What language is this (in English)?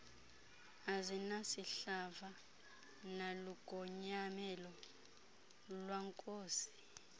Xhosa